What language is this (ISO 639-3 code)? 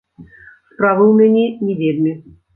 bel